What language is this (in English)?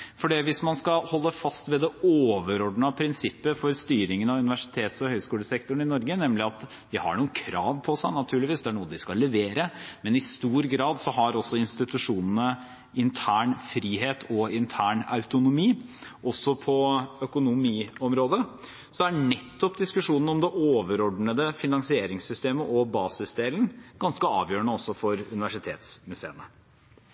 Norwegian Bokmål